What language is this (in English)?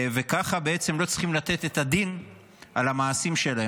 Hebrew